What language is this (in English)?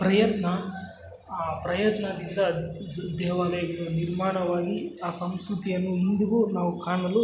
Kannada